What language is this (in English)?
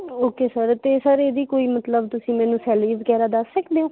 Punjabi